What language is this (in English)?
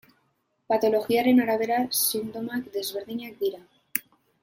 Basque